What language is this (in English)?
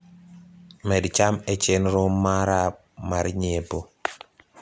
Luo (Kenya and Tanzania)